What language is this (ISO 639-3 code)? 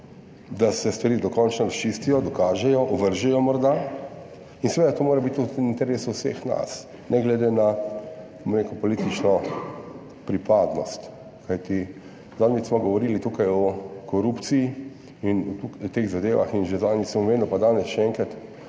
slv